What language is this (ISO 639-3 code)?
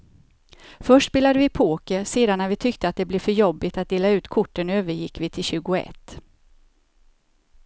swe